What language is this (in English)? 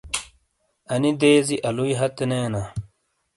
Shina